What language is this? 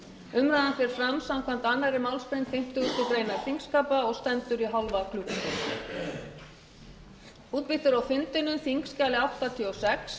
Icelandic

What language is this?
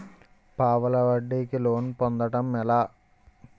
Telugu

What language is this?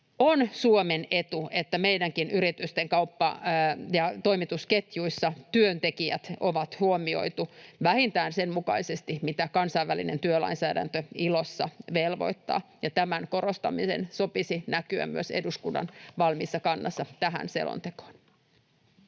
Finnish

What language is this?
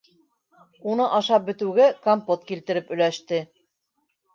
Bashkir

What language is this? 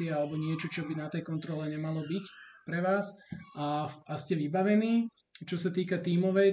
Slovak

